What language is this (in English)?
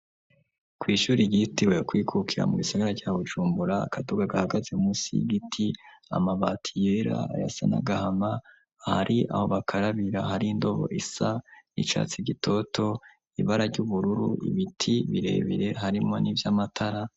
Rundi